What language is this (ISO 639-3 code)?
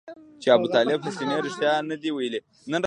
pus